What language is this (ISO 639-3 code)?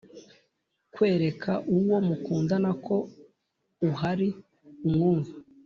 kin